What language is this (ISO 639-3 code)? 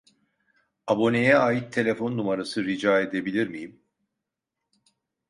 tur